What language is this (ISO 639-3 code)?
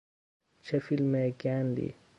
fas